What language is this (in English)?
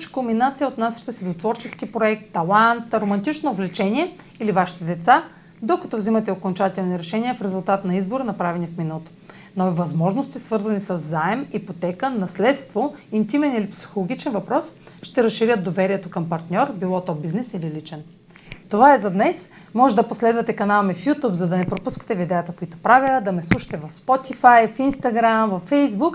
Bulgarian